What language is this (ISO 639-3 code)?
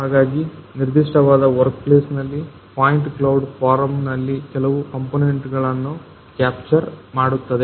kan